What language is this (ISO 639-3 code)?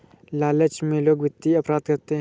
hin